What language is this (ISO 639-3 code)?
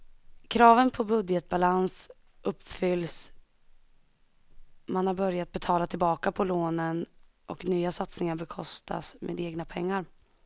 swe